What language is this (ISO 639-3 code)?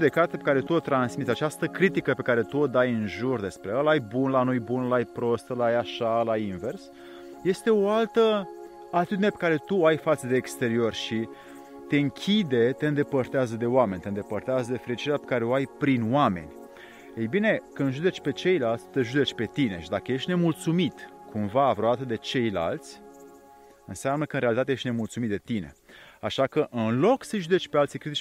ron